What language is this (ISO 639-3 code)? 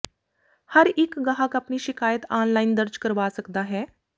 pan